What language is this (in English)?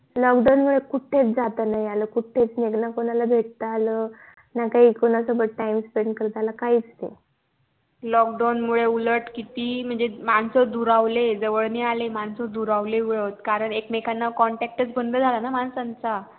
Marathi